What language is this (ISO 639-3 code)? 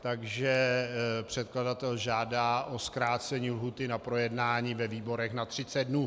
ces